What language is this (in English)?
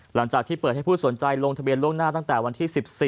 Thai